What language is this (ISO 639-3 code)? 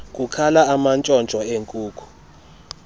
xho